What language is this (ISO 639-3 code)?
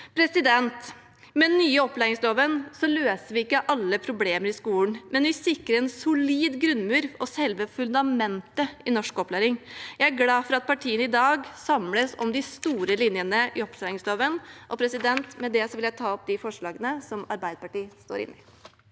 nor